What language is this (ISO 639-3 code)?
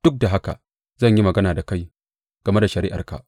hau